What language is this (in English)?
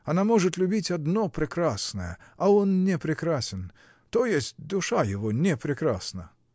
Russian